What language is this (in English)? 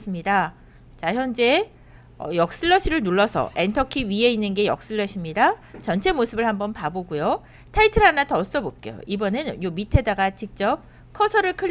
Korean